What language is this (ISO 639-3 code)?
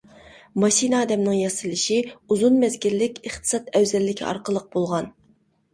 uig